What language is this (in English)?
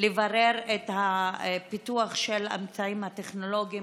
Hebrew